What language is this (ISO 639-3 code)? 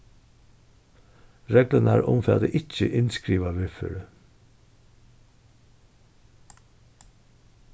fao